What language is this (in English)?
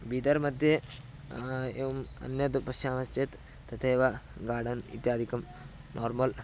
Sanskrit